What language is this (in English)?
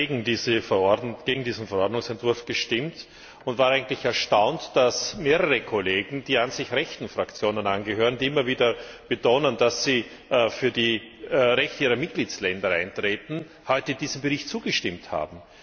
German